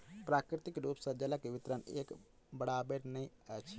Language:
Maithili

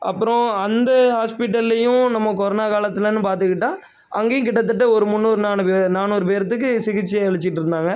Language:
Tamil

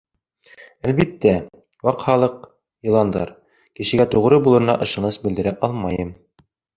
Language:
Bashkir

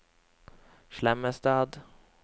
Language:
Norwegian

